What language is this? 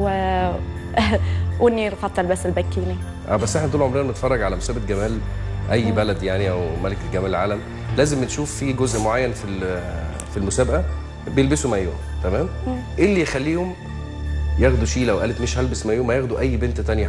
Arabic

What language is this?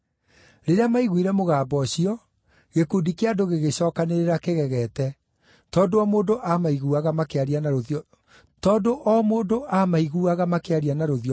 Kikuyu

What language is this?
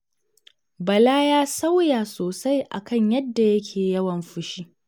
Hausa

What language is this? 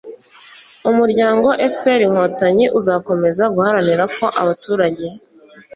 Kinyarwanda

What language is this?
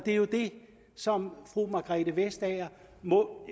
Danish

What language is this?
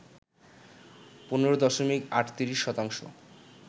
Bangla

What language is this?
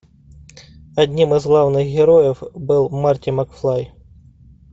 Russian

